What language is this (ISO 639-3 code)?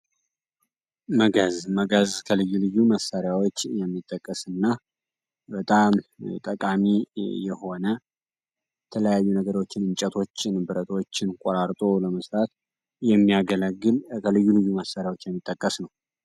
amh